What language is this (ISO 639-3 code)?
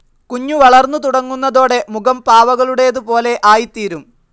mal